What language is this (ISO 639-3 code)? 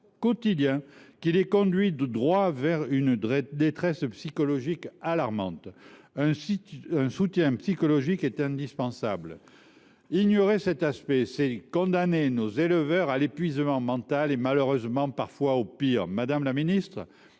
fra